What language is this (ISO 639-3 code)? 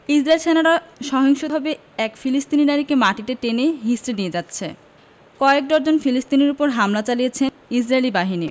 ben